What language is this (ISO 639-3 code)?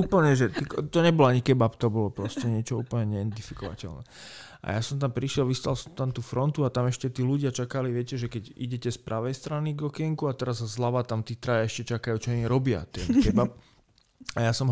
slk